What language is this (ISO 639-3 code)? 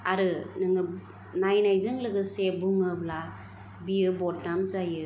brx